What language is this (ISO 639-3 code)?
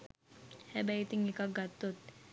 sin